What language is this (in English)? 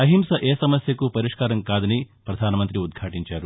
Telugu